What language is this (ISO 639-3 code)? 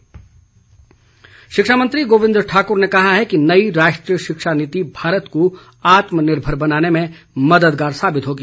hin